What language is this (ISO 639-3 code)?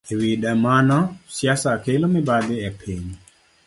luo